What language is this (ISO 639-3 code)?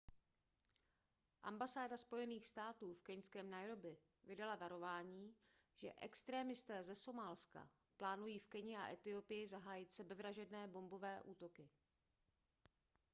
ces